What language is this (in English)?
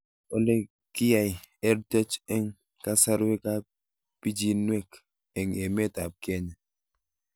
Kalenjin